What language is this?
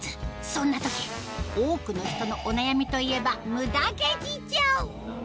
Japanese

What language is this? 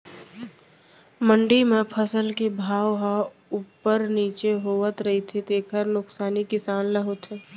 Chhattisgarhi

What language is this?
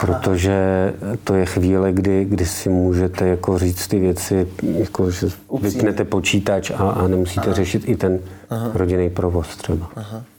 Czech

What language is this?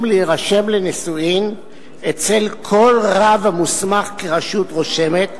Hebrew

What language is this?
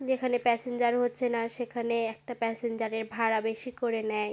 Bangla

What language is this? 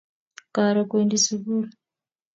Kalenjin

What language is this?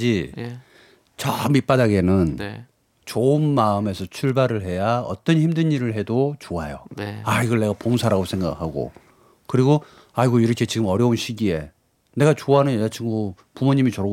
Korean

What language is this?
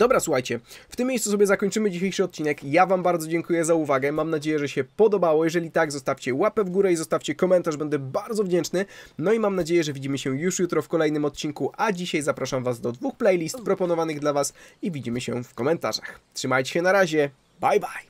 Polish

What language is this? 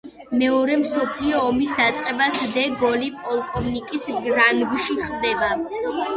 Georgian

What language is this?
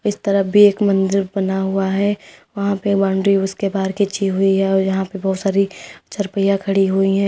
Hindi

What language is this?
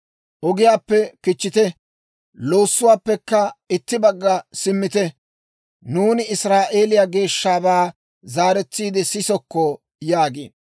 Dawro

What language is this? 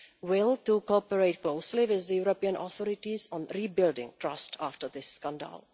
English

